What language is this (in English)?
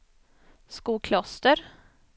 Swedish